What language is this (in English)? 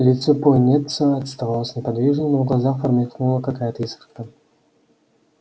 Russian